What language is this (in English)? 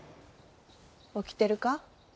Japanese